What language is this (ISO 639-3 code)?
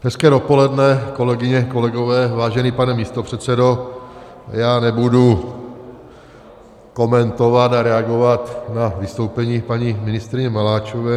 ces